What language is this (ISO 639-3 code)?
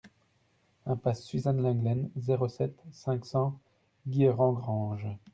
fra